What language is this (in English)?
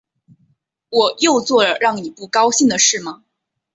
Chinese